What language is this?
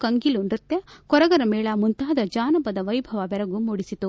Kannada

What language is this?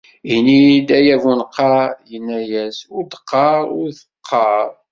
Kabyle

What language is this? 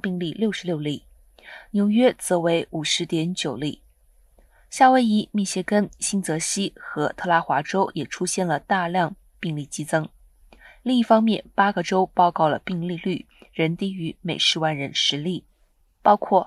Chinese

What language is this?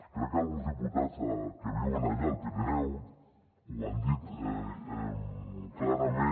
Catalan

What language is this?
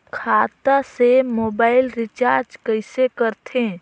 Chhattisgarhi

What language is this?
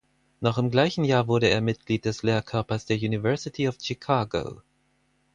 German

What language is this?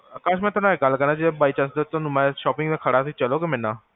Punjabi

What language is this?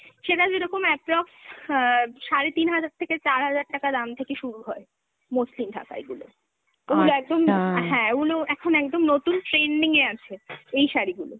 Bangla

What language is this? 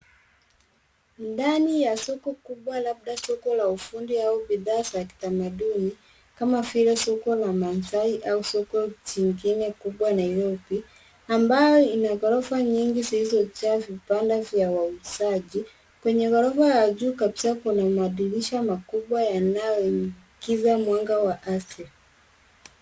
Swahili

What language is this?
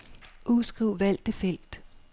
Danish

